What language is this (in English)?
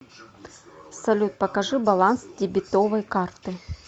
Russian